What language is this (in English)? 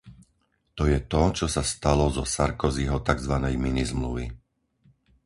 Slovak